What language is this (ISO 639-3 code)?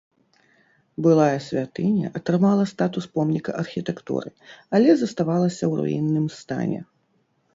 bel